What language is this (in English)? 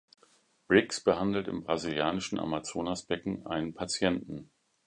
German